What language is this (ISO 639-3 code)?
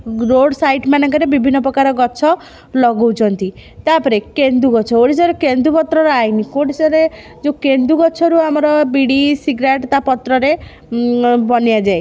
ori